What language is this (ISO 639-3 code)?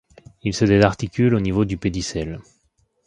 fra